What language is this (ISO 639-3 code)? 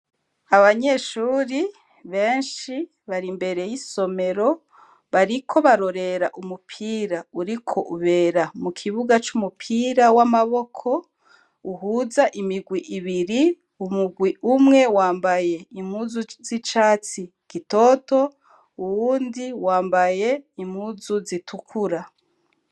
run